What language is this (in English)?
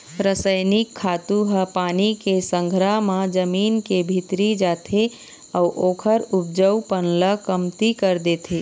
Chhattisgarhi